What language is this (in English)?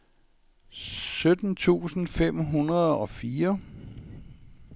Danish